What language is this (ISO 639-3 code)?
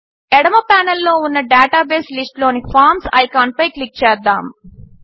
tel